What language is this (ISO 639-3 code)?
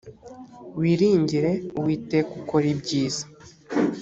kin